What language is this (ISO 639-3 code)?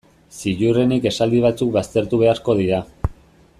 eus